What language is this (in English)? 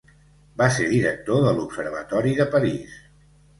Catalan